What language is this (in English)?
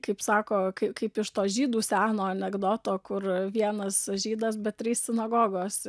Lithuanian